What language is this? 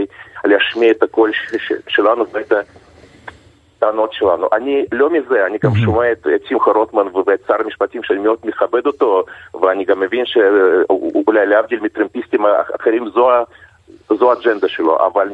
Hebrew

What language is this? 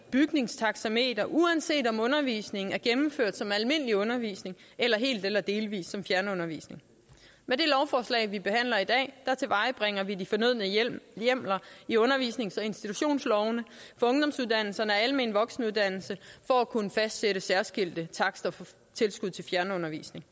Danish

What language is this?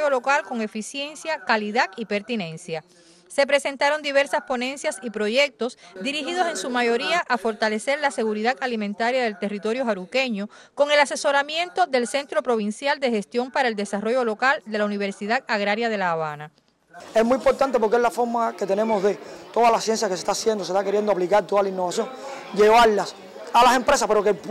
Spanish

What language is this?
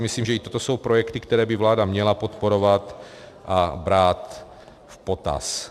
Czech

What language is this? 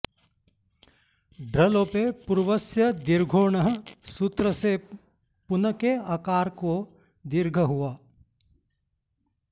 Sanskrit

